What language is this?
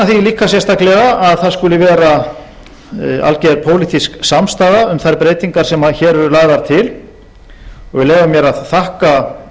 Icelandic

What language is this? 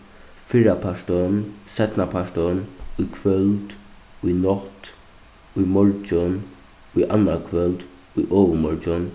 Faroese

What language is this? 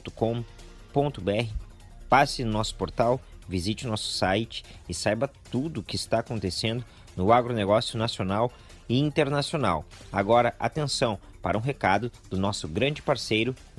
Portuguese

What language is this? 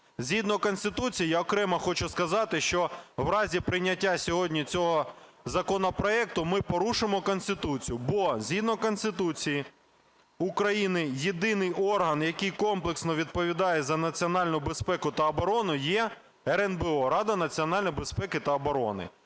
Ukrainian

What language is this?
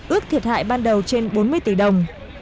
Vietnamese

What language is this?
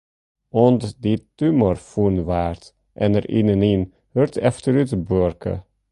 Western Frisian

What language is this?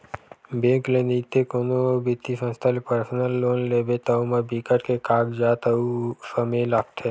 Chhattisgarhi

